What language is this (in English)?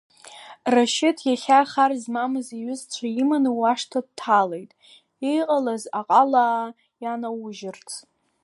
Abkhazian